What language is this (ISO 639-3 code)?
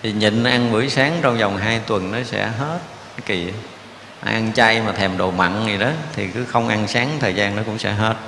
vie